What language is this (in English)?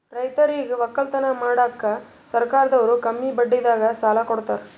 Kannada